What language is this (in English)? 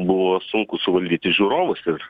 Lithuanian